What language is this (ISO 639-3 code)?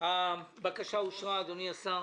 heb